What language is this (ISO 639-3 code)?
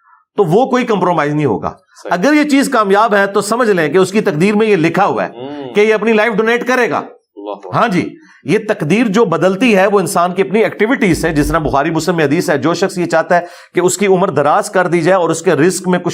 urd